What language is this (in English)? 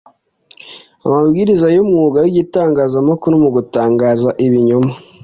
Kinyarwanda